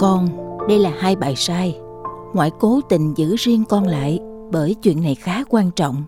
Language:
Vietnamese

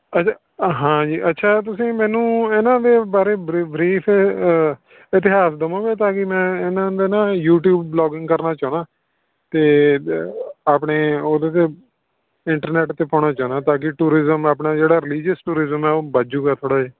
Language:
Punjabi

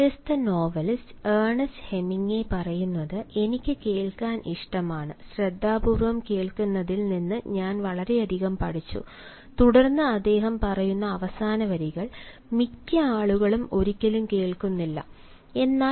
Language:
Malayalam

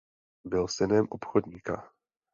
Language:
Czech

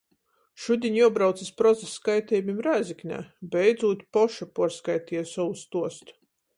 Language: Latgalian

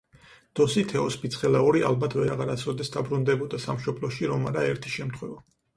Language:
Georgian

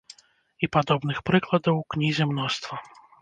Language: Belarusian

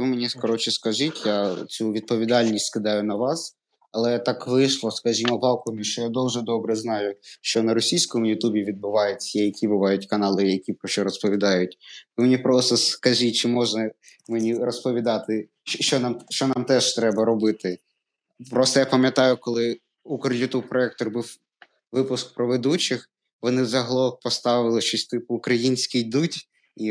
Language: Ukrainian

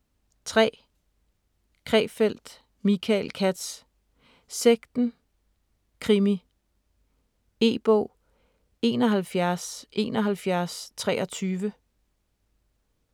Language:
Danish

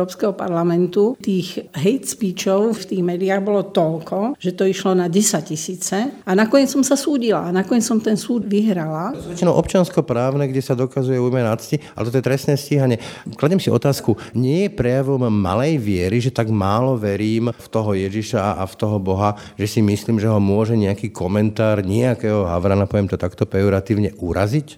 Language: Slovak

